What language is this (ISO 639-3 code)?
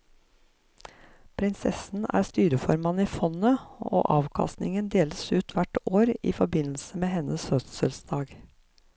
nor